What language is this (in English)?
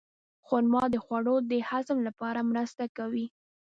Pashto